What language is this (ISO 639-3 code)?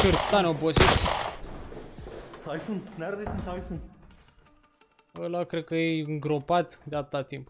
ron